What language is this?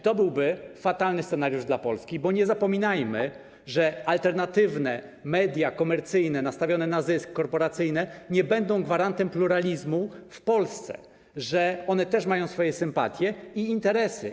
Polish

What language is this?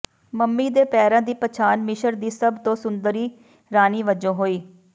Punjabi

